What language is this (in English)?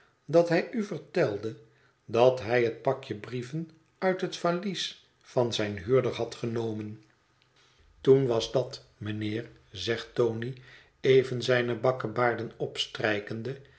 Dutch